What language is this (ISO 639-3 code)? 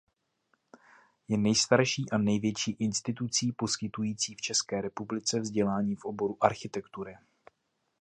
ces